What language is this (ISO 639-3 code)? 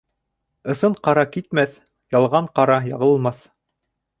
bak